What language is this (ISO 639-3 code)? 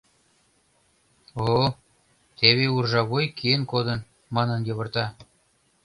chm